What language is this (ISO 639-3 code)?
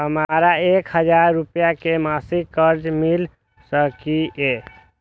mai